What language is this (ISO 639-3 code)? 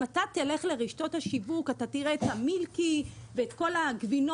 heb